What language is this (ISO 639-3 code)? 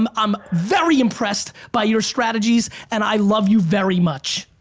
eng